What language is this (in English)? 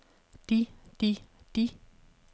Danish